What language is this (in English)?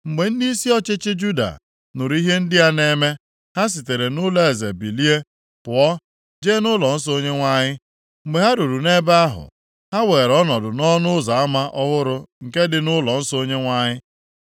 Igbo